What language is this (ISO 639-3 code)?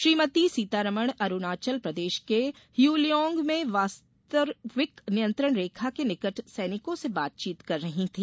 hin